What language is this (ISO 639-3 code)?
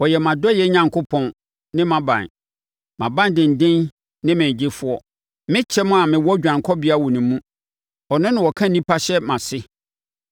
aka